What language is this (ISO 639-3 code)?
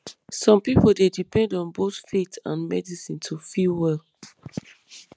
pcm